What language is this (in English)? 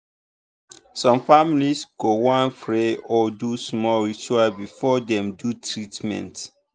Nigerian Pidgin